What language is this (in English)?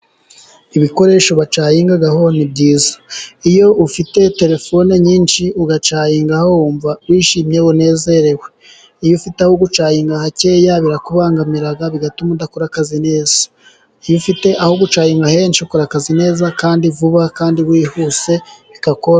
Kinyarwanda